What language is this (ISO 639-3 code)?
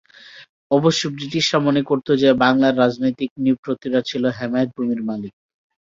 ben